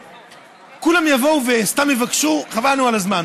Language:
Hebrew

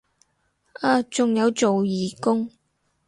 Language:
Cantonese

